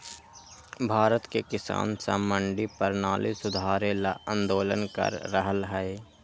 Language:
Magahi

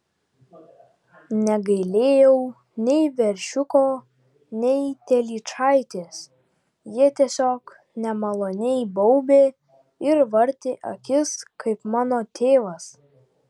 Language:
Lithuanian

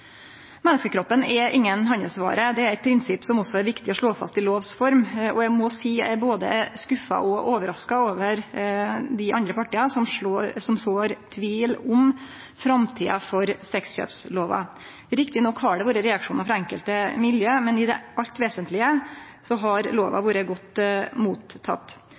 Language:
Norwegian Nynorsk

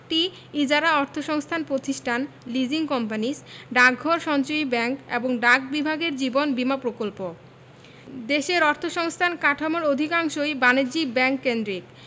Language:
Bangla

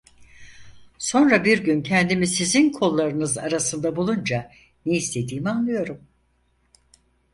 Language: Turkish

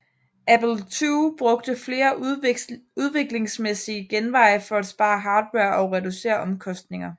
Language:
Danish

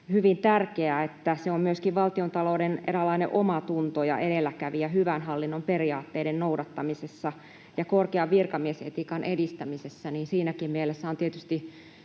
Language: Finnish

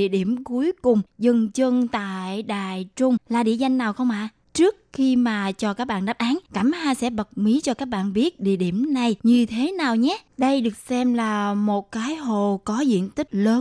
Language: Vietnamese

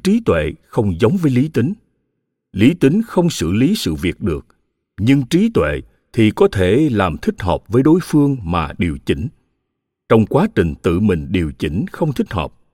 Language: Vietnamese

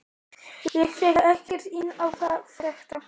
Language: Icelandic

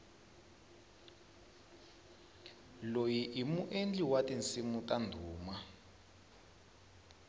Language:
Tsonga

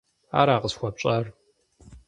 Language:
Kabardian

